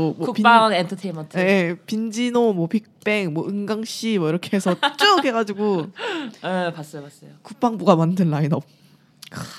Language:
Korean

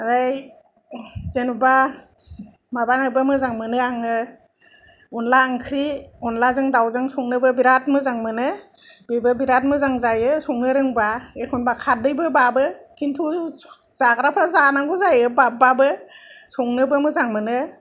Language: Bodo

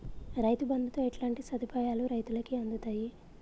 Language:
Telugu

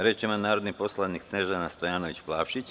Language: Serbian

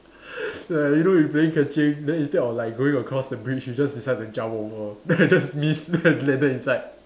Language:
English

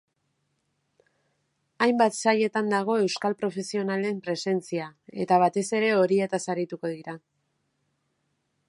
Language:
Basque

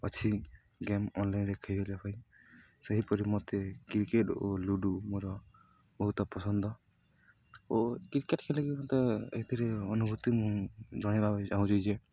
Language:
Odia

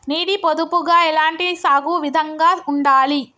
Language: Telugu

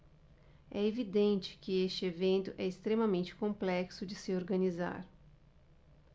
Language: Portuguese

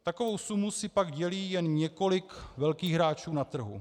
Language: Czech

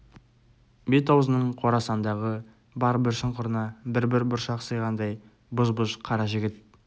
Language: Kazakh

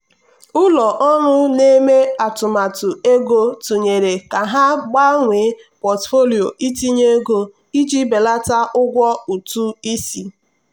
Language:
Igbo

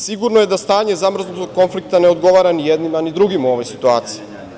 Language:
Serbian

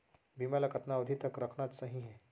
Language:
Chhattisgarhi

